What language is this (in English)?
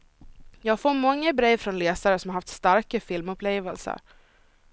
Swedish